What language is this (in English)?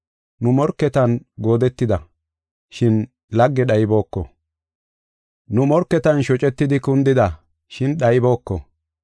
Gofa